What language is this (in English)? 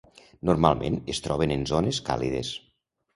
Catalan